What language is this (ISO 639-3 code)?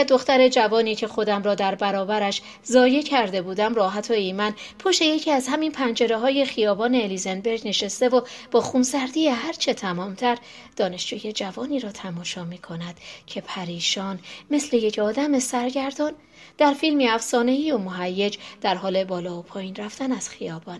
fas